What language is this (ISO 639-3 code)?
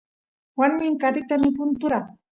qus